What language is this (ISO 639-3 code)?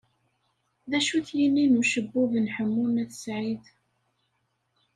kab